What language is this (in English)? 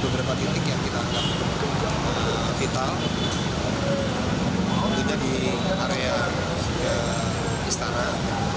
Indonesian